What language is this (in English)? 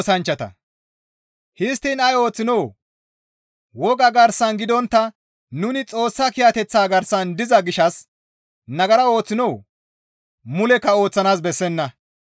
Gamo